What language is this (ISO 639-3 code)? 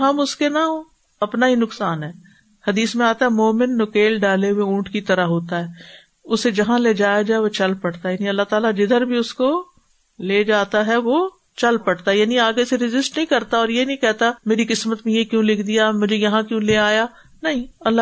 urd